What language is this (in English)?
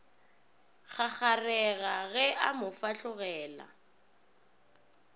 Northern Sotho